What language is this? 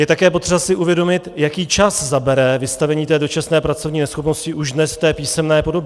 Czech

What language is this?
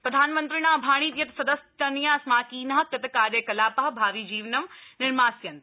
Sanskrit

